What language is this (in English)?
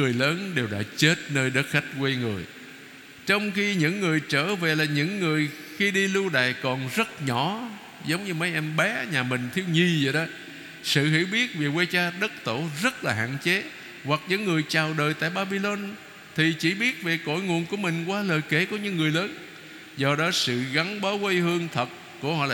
Vietnamese